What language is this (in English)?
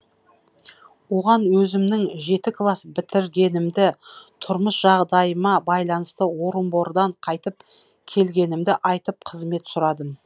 Kazakh